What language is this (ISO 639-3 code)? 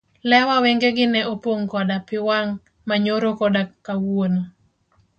luo